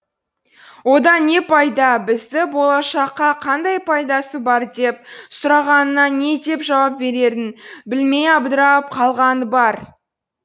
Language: Kazakh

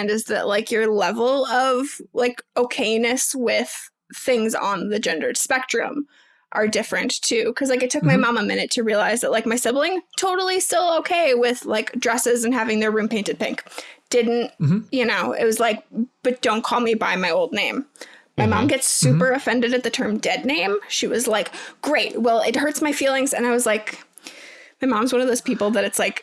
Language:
English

